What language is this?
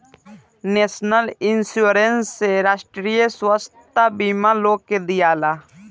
Bhojpuri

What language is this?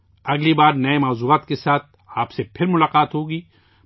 Urdu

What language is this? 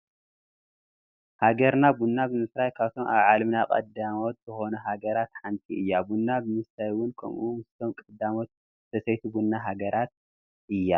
Tigrinya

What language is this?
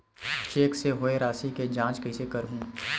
Chhattisgarhi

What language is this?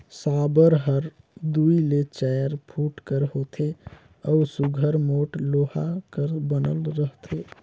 Chhattisgarhi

